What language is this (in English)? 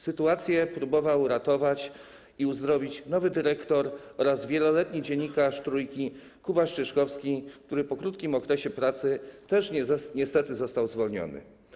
Polish